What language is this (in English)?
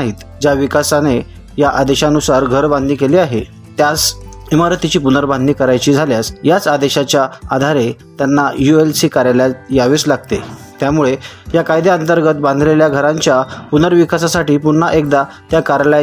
Marathi